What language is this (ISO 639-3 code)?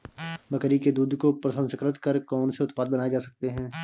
hin